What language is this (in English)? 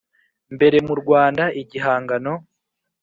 Kinyarwanda